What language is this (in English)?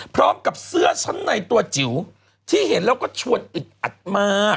Thai